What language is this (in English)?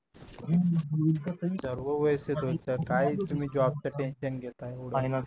Marathi